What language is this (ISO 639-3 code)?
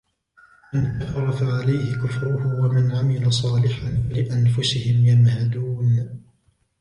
ara